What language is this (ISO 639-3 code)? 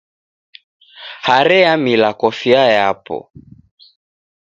dav